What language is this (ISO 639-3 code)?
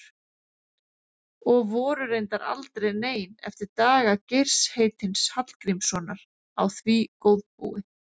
isl